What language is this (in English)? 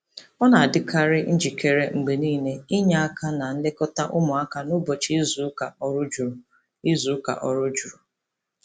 Igbo